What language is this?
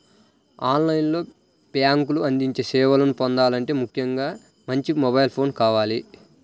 Telugu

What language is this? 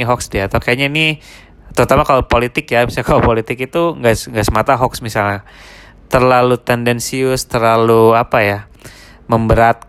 Indonesian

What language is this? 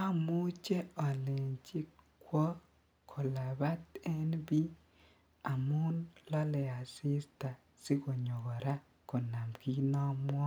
Kalenjin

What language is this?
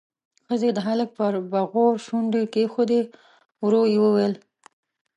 Pashto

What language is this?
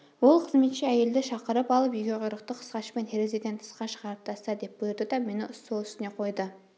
Kazakh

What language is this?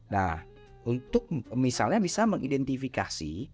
Indonesian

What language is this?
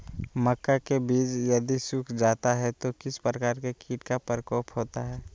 Magahi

